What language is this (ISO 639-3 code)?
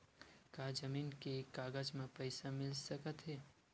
hne